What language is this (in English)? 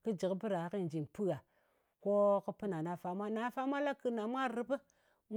Ngas